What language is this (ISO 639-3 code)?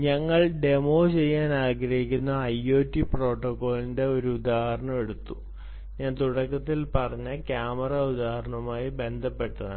mal